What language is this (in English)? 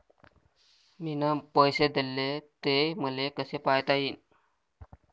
Marathi